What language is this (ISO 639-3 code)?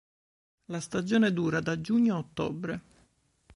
ita